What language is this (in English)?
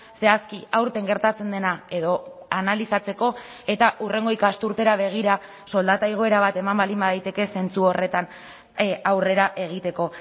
Basque